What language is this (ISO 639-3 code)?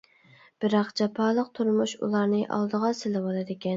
uig